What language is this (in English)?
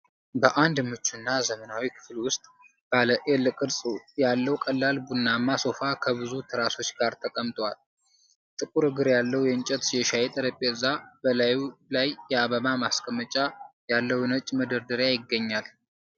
Amharic